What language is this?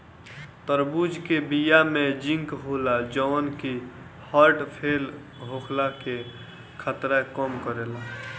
Bhojpuri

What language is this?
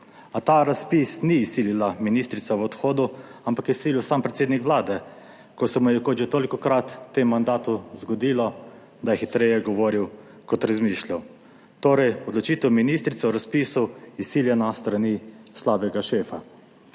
Slovenian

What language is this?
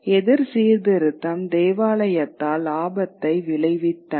Tamil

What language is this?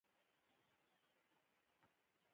Pashto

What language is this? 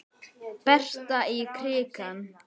Icelandic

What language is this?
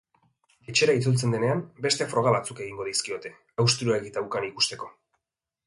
Basque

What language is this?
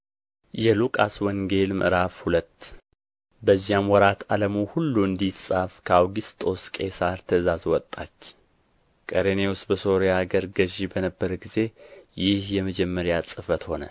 Amharic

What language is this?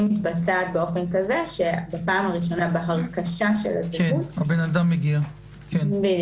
Hebrew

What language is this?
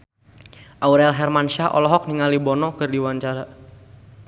Sundanese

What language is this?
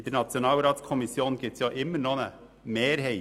Swiss German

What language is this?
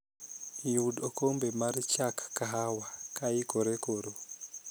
Luo (Kenya and Tanzania)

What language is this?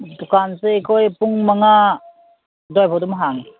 Manipuri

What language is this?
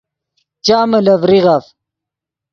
Yidgha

